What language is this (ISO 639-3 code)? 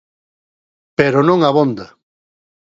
glg